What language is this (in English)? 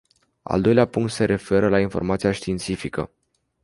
Romanian